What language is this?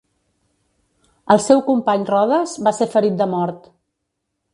Catalan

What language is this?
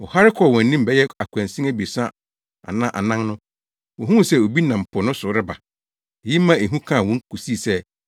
Akan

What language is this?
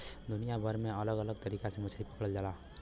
Bhojpuri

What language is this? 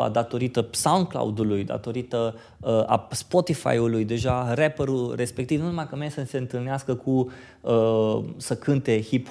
Romanian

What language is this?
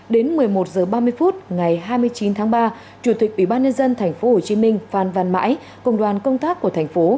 Vietnamese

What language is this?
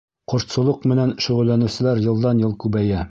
Bashkir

